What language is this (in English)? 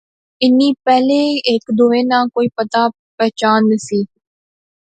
Pahari-Potwari